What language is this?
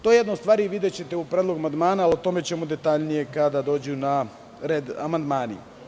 Serbian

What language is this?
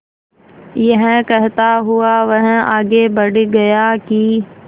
Hindi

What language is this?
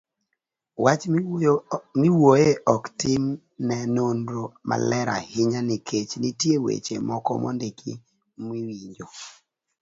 Luo (Kenya and Tanzania)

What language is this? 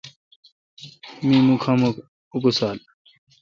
Kalkoti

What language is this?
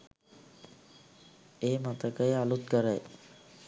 Sinhala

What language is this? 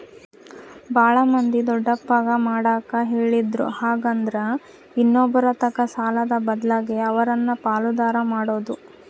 Kannada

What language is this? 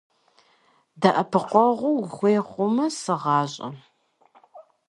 Kabardian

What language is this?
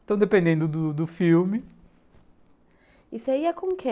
Portuguese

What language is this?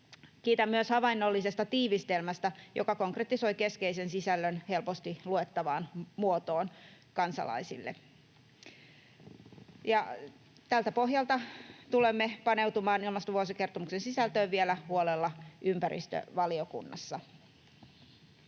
Finnish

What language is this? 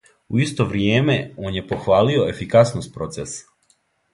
Serbian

